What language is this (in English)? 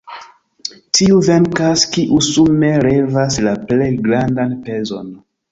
Esperanto